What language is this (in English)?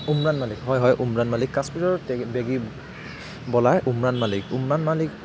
Assamese